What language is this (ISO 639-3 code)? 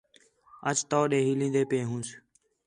xhe